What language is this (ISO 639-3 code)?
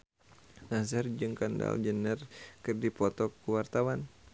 sun